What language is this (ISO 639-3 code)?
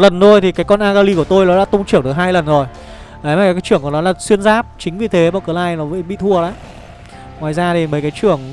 vie